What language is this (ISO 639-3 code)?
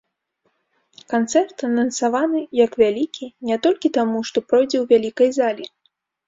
bel